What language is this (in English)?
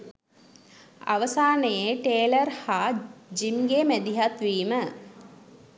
Sinhala